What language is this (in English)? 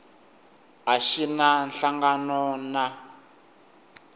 Tsonga